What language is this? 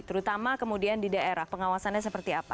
Indonesian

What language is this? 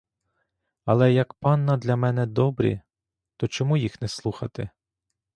Ukrainian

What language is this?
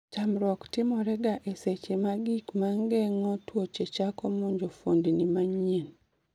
Luo (Kenya and Tanzania)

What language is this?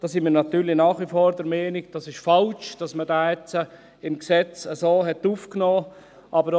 Swiss German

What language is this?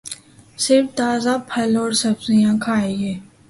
Urdu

